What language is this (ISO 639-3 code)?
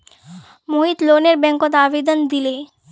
mag